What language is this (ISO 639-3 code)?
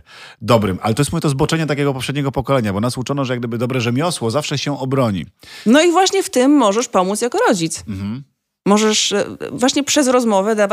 pol